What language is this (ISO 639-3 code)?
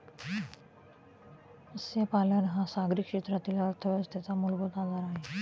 mar